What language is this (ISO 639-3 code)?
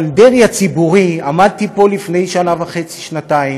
heb